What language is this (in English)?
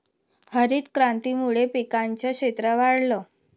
Marathi